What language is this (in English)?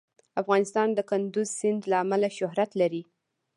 Pashto